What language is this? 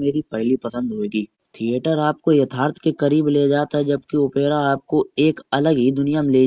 Kanauji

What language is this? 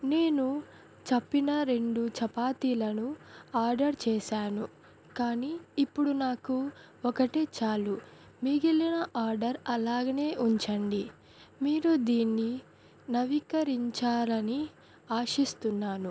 Telugu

